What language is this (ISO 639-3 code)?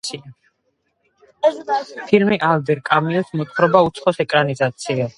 kat